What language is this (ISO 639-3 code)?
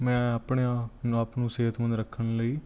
pan